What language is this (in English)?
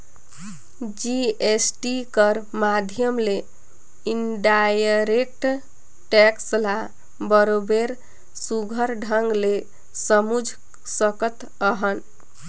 Chhattisgarhi